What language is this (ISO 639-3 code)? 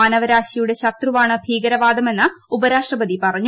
mal